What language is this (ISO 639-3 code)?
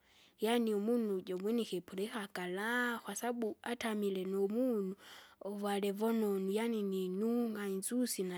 zga